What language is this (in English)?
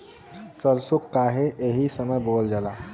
Bhojpuri